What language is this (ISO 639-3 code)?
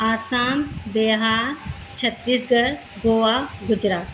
snd